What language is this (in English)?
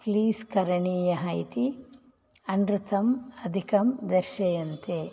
Sanskrit